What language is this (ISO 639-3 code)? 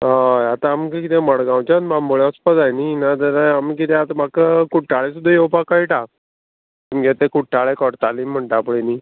kok